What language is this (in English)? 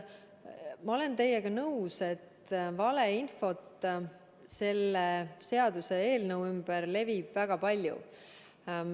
Estonian